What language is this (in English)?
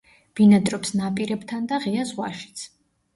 Georgian